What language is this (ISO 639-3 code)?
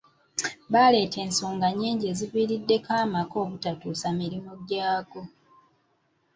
lug